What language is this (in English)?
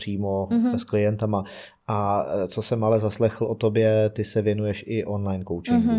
Czech